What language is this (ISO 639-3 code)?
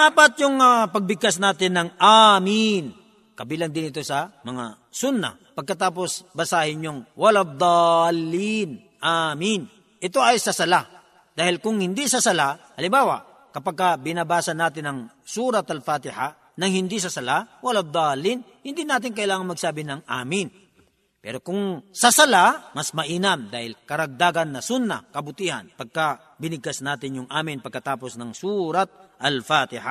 fil